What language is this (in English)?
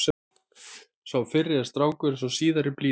Icelandic